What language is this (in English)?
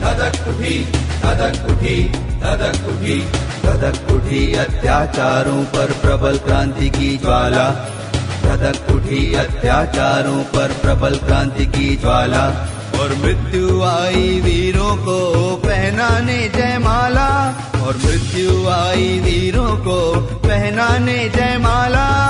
Hindi